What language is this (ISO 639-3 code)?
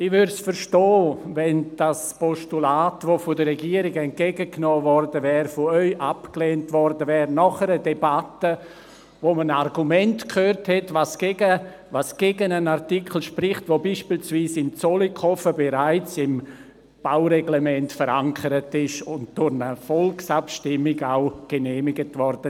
gsw